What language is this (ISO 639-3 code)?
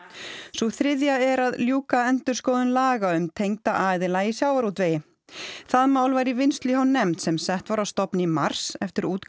isl